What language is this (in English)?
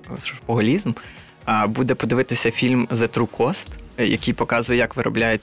Ukrainian